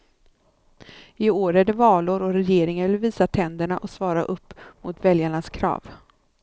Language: Swedish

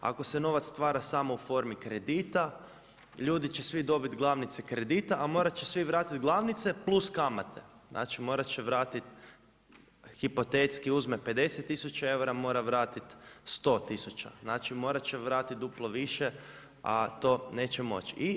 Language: Croatian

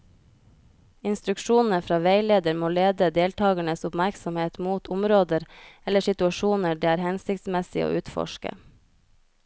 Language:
Norwegian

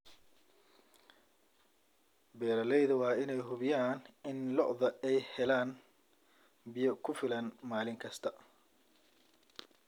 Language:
Somali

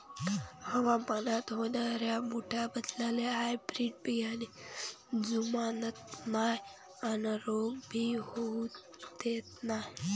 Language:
Marathi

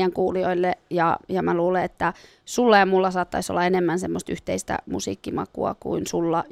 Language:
Finnish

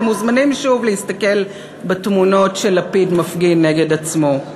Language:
Hebrew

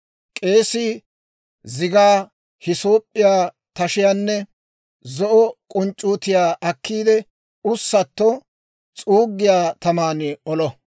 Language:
Dawro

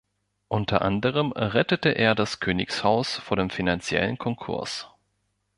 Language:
German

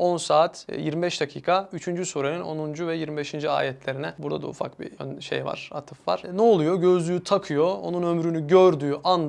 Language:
Turkish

